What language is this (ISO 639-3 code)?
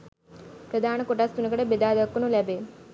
sin